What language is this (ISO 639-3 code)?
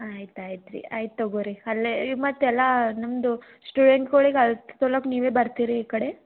kan